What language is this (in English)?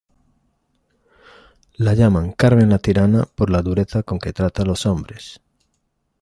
Spanish